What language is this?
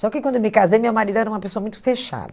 Portuguese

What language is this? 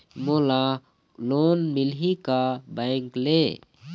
Chhattisgarhi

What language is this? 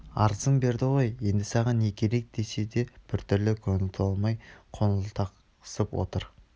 Kazakh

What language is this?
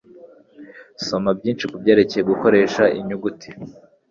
Kinyarwanda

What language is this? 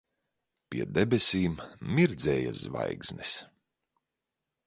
Latvian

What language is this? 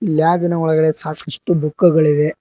Kannada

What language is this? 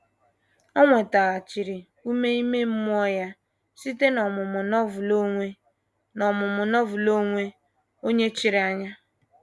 Igbo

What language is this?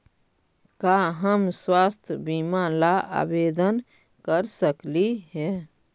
Magahi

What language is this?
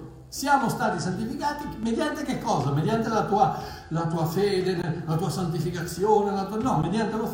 Italian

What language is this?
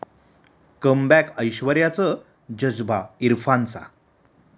Marathi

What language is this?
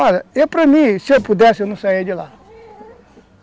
Portuguese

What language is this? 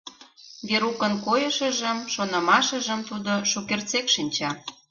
Mari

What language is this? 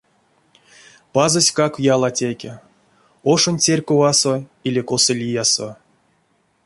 Erzya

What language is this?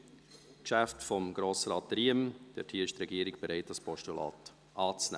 Swiss German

